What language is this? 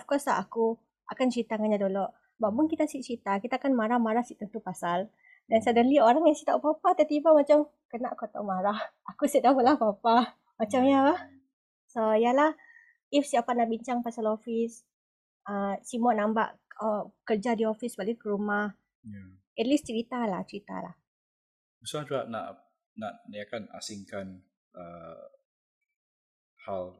Malay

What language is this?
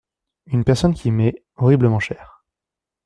French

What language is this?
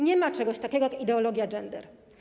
Polish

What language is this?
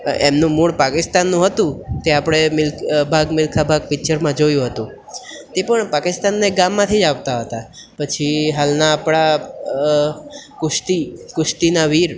Gujarati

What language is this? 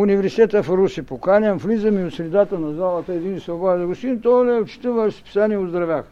Bulgarian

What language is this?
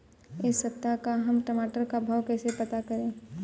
Hindi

